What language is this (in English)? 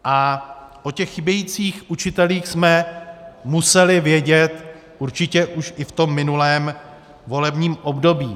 Czech